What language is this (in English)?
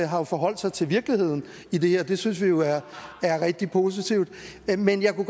Danish